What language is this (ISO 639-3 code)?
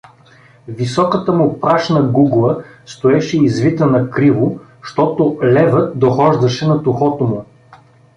bul